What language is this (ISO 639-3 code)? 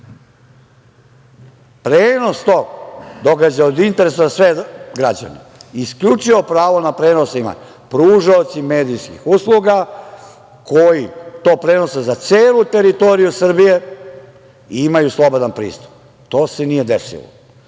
srp